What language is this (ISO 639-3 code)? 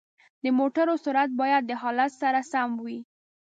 pus